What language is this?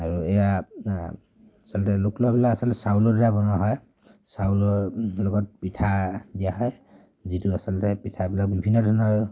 Assamese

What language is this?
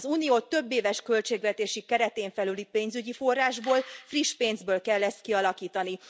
Hungarian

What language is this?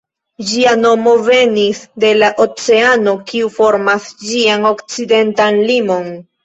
Esperanto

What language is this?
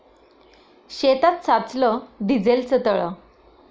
Marathi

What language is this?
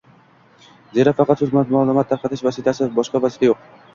Uzbek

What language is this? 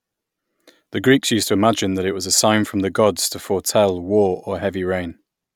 English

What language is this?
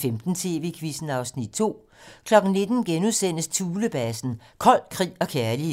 Danish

